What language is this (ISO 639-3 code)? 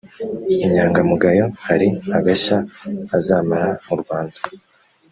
kin